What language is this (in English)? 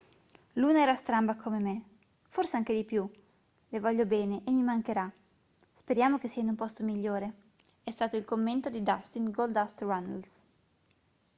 Italian